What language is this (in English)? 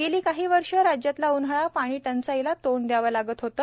Marathi